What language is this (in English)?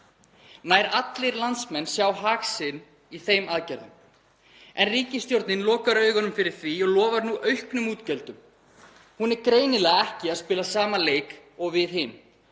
Icelandic